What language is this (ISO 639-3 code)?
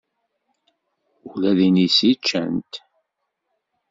kab